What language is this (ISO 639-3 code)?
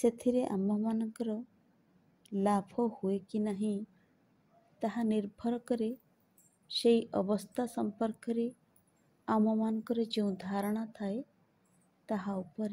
ben